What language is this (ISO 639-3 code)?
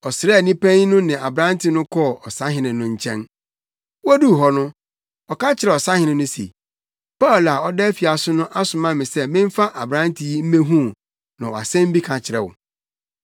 aka